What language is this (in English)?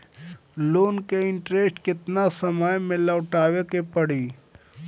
Bhojpuri